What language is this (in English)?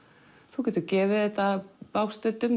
Icelandic